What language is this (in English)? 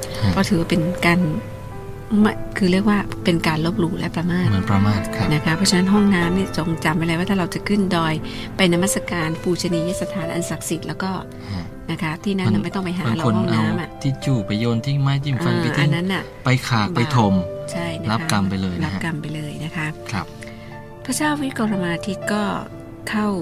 Thai